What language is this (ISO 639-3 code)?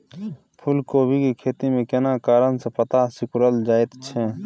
mai